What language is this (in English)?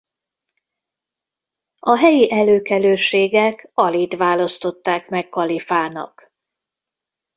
Hungarian